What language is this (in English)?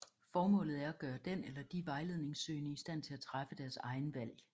Danish